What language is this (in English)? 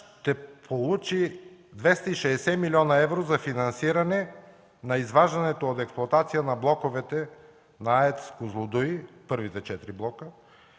Bulgarian